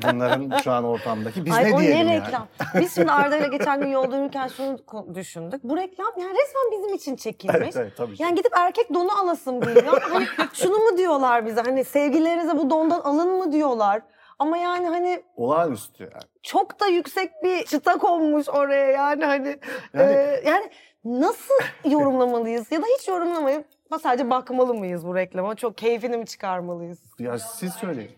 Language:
Turkish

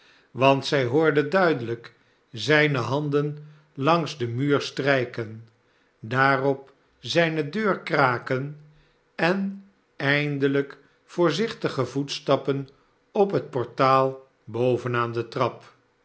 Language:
Dutch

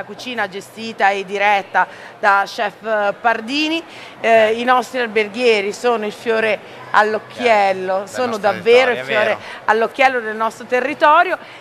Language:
Italian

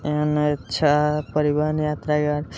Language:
Maithili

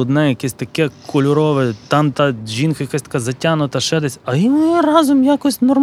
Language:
Ukrainian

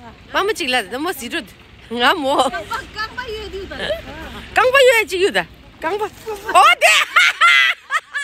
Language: Turkish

